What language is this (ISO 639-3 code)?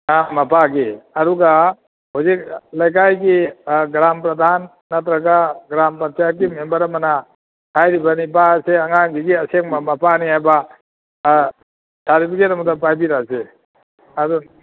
mni